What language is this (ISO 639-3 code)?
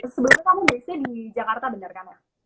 ind